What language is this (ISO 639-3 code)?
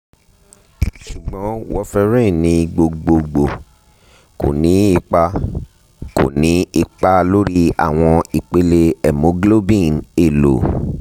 yor